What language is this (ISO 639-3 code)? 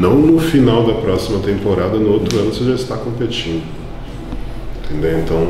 por